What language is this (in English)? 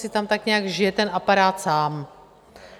Czech